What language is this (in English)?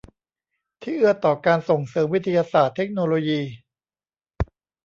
Thai